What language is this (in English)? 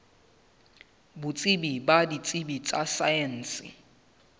Southern Sotho